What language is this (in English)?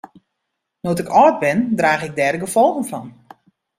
Western Frisian